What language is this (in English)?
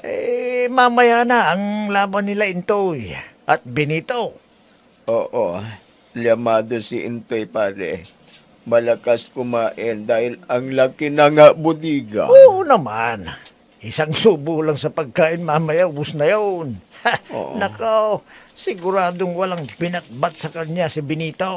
Filipino